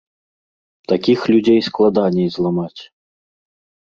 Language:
Belarusian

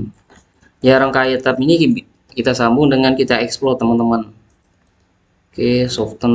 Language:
Indonesian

